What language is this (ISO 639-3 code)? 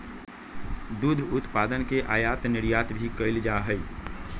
mag